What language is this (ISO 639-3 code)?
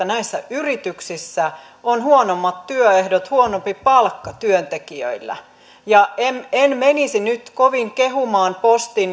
fin